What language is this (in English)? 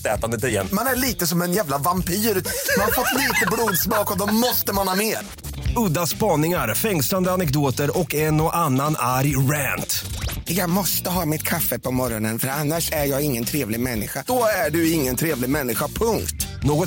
Swedish